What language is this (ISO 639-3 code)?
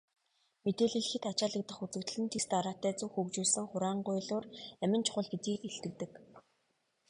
mon